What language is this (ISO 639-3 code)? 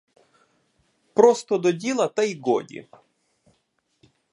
ukr